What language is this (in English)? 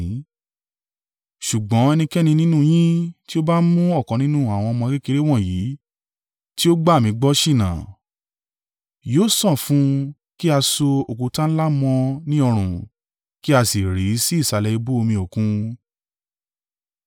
Yoruba